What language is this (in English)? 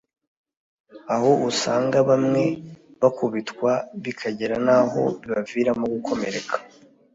Kinyarwanda